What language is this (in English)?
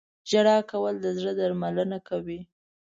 Pashto